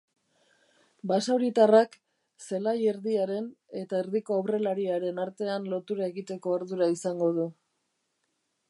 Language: Basque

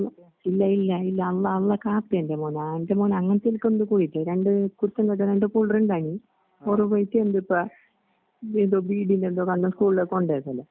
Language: Malayalam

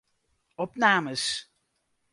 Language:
Western Frisian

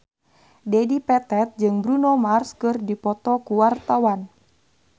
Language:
Sundanese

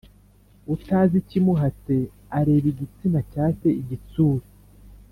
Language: Kinyarwanda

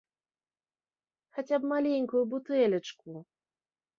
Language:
Belarusian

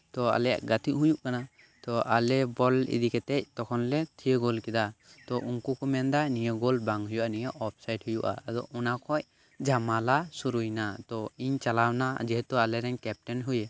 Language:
Santali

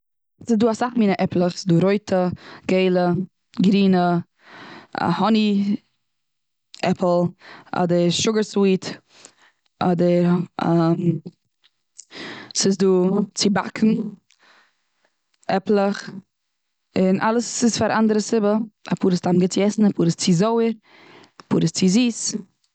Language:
Yiddish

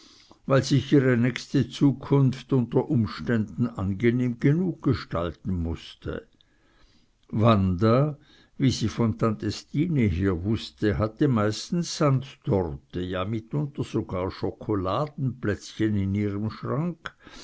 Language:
German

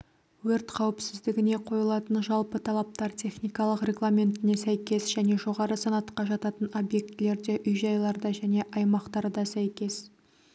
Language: Kazakh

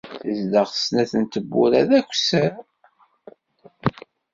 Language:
Kabyle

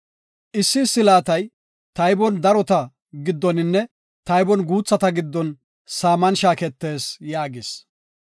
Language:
Gofa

